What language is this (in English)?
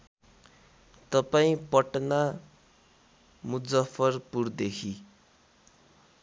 Nepali